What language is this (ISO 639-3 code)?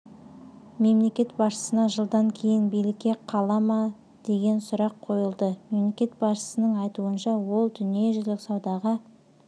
kaz